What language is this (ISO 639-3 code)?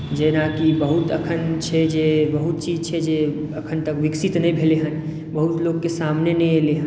mai